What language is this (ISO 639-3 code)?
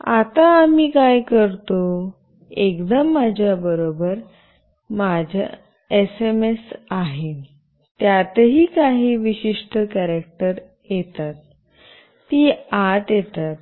mar